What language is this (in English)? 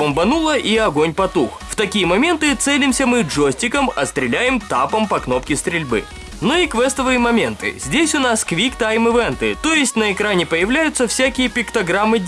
Russian